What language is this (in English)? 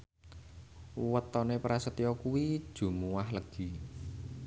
Javanese